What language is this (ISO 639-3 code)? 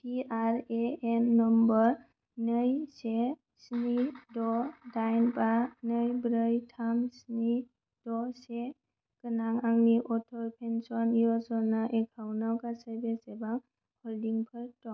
brx